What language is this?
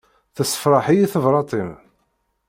Kabyle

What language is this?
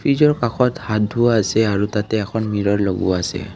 Assamese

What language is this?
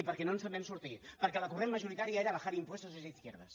Catalan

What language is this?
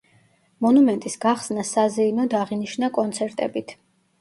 Georgian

